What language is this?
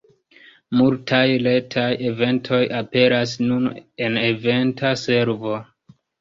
Esperanto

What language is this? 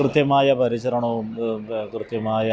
Malayalam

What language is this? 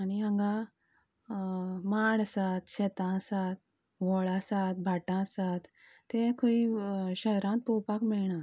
Konkani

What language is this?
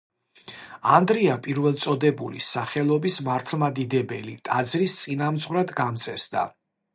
Georgian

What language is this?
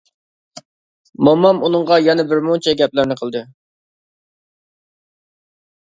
Uyghur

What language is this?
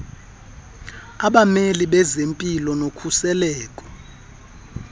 Xhosa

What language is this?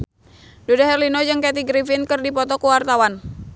Sundanese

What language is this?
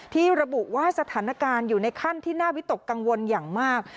Thai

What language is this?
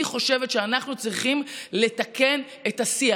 Hebrew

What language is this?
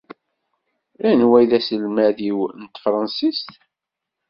Kabyle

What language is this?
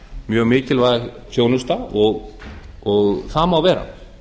Icelandic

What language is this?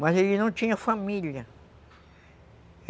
Portuguese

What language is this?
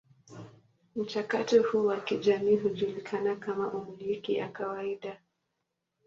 Swahili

